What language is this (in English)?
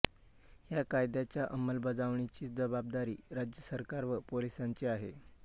Marathi